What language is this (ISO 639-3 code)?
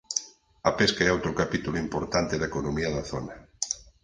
glg